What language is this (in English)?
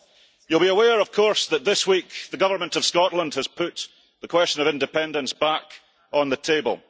English